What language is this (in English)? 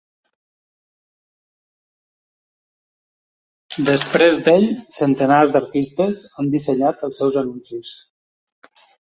Catalan